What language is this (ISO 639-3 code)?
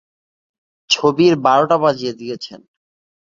ben